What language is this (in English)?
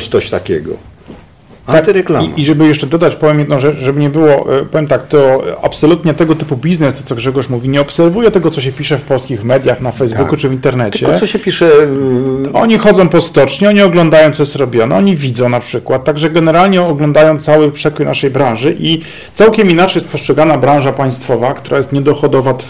Polish